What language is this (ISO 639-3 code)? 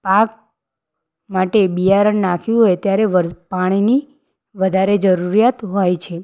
guj